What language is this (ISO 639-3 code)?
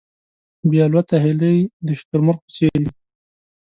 pus